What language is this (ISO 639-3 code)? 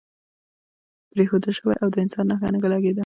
pus